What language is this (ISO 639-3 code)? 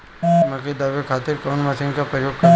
bho